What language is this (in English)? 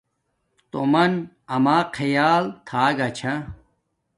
Domaaki